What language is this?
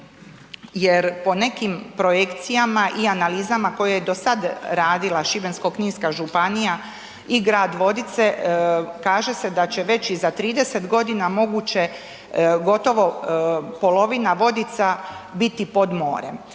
Croatian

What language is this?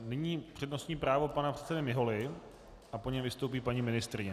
Czech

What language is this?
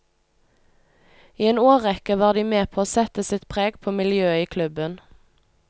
Norwegian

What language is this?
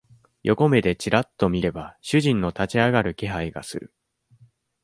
Japanese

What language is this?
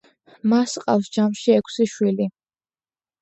Georgian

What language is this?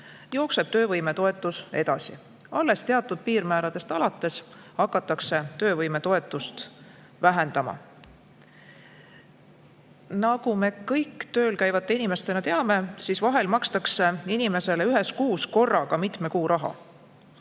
Estonian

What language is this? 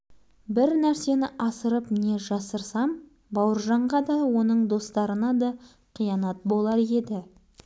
Kazakh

